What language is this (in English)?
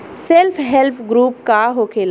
Bhojpuri